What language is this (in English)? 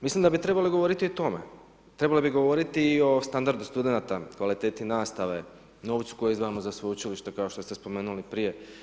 Croatian